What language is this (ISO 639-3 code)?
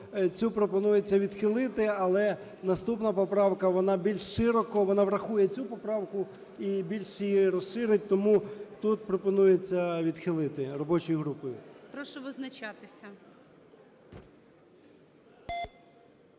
ukr